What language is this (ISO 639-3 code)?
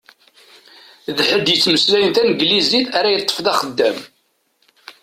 kab